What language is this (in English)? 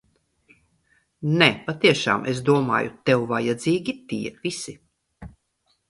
Latvian